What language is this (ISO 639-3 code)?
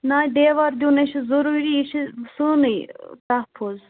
kas